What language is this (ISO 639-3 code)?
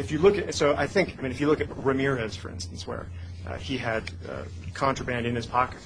eng